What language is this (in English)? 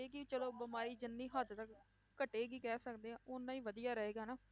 Punjabi